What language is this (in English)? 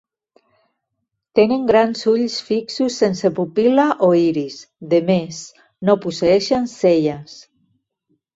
Catalan